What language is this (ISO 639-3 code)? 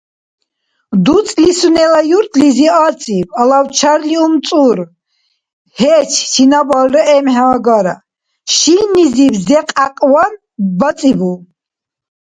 dar